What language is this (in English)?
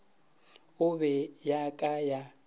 Northern Sotho